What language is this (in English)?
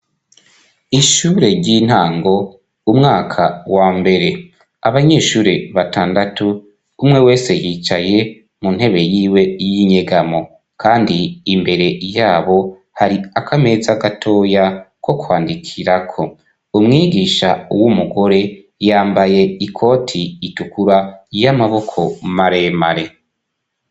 Rundi